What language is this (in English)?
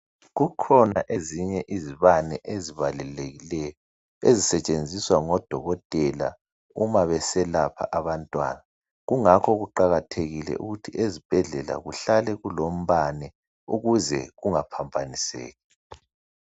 North Ndebele